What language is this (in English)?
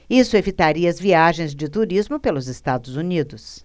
Portuguese